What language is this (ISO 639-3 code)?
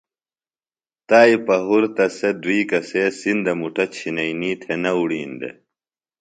phl